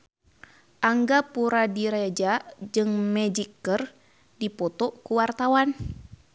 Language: Sundanese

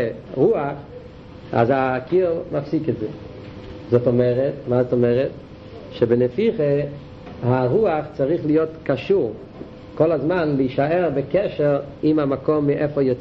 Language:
Hebrew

